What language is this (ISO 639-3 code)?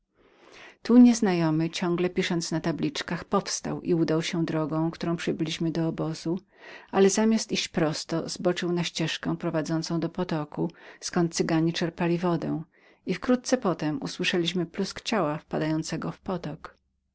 pol